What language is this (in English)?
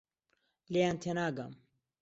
Central Kurdish